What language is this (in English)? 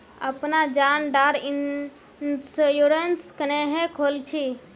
Magahi